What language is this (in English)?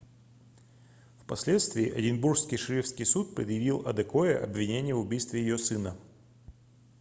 Russian